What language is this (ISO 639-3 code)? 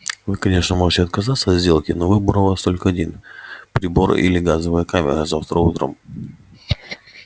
rus